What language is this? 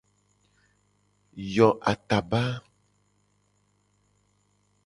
Gen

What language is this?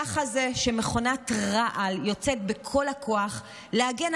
Hebrew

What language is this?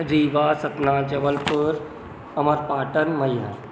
Sindhi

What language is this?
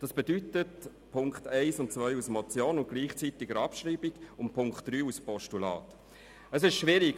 Swiss German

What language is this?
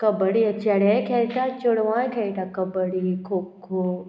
Konkani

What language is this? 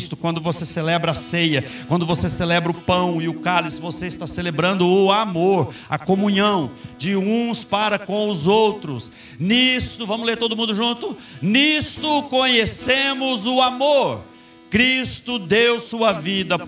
Portuguese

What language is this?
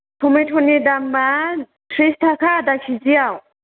Bodo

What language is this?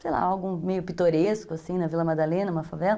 Portuguese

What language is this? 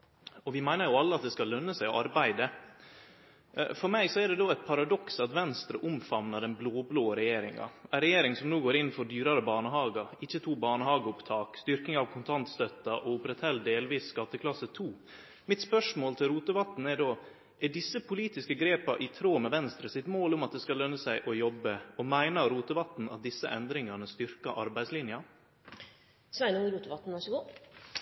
Norwegian Nynorsk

